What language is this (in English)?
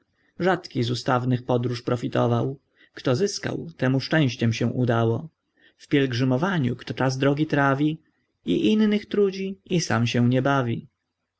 Polish